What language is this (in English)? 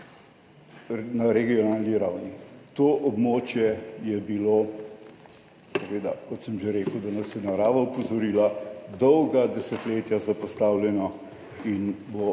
Slovenian